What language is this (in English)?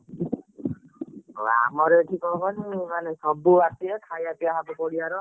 Odia